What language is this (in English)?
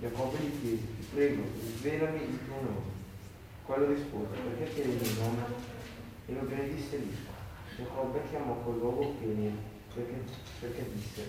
Italian